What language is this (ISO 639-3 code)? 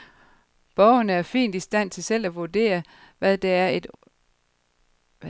dan